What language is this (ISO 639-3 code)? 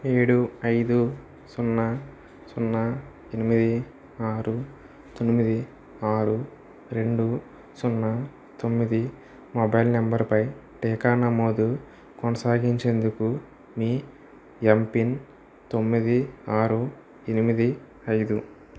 tel